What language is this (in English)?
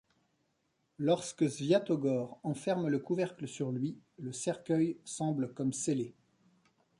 French